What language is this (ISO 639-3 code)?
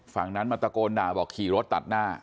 tha